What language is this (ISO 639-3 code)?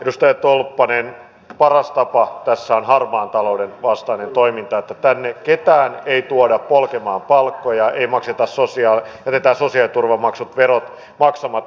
fin